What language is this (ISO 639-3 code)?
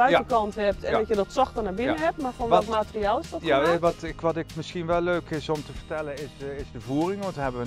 nld